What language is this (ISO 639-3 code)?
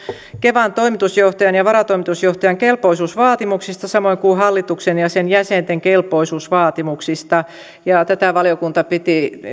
fin